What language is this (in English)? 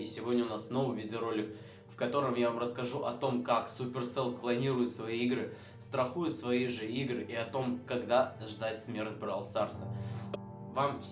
Russian